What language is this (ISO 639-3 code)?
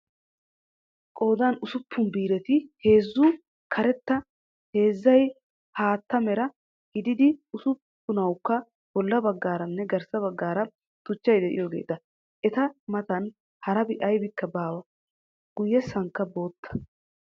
wal